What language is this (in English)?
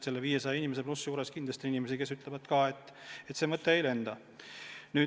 Estonian